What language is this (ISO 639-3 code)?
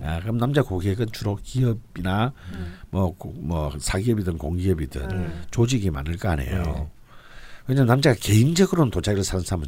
kor